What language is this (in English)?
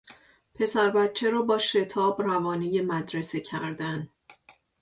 Persian